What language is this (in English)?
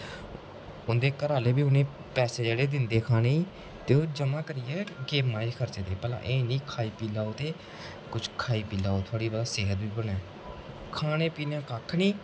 Dogri